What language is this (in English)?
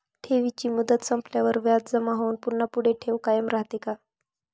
Marathi